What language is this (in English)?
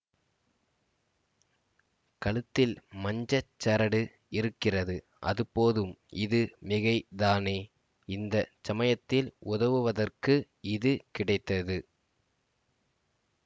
Tamil